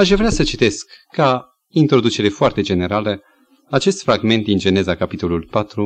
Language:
Romanian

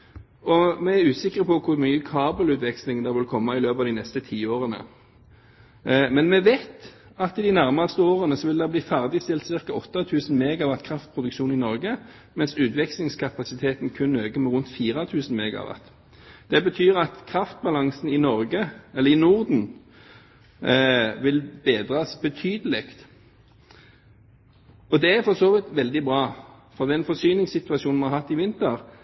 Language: Norwegian Bokmål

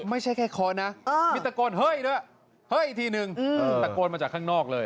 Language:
Thai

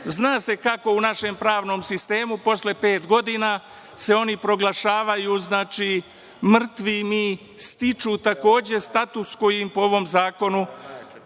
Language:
Serbian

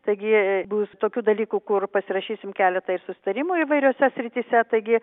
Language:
Lithuanian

